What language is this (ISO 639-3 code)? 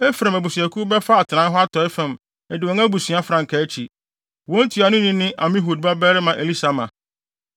aka